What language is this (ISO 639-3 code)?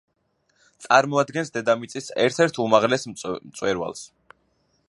kat